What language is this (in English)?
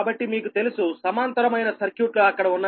Telugu